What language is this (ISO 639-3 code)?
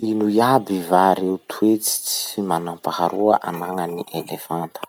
msh